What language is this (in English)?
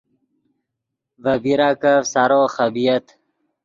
Yidgha